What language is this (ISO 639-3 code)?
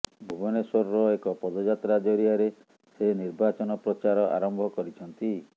ori